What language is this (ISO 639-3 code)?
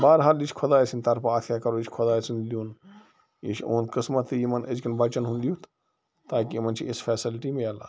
kas